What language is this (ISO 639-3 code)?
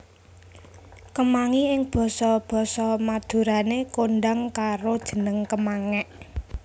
jav